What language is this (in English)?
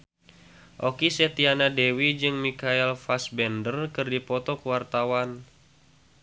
Sundanese